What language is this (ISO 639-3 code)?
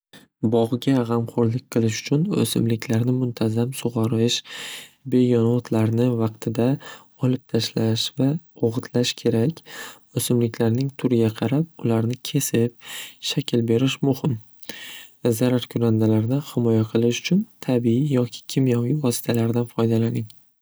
uzb